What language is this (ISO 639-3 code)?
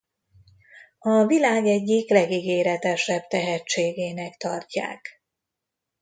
hun